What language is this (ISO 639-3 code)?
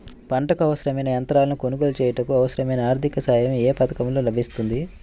tel